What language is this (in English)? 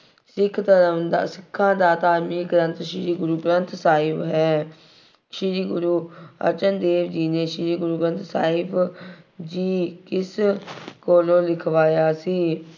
Punjabi